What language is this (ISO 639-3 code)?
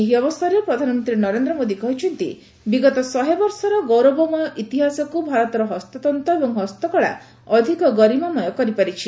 ori